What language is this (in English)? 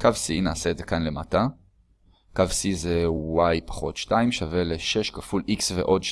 Hebrew